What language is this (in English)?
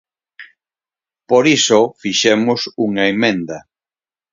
Galician